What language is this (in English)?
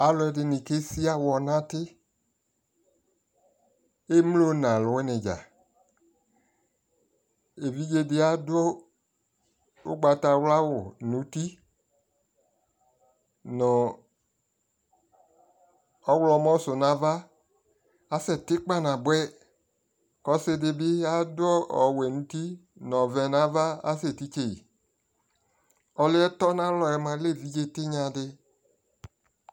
Ikposo